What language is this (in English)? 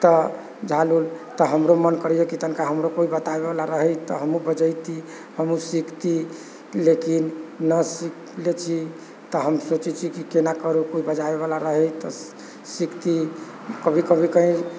Maithili